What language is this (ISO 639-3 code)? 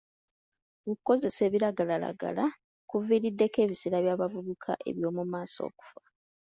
lug